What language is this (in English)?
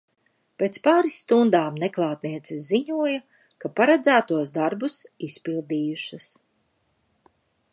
Latvian